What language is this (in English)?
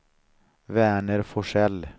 Swedish